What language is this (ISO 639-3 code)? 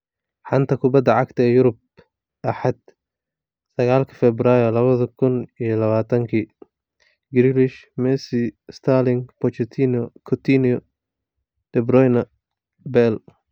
som